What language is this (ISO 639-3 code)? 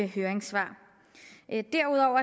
dan